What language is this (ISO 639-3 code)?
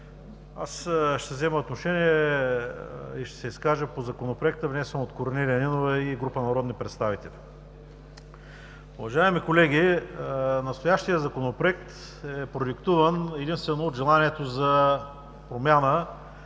bul